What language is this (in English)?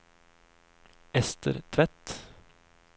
Norwegian